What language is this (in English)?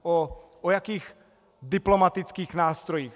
Czech